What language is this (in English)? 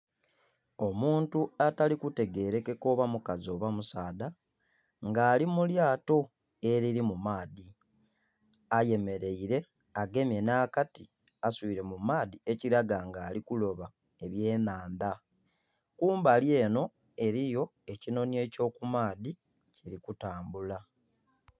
Soga